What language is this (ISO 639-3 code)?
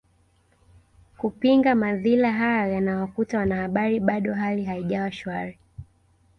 swa